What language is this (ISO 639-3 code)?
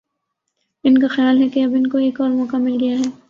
urd